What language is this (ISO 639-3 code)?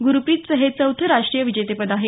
mar